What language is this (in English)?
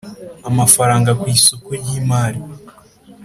Kinyarwanda